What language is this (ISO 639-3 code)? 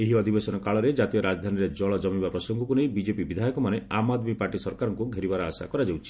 ori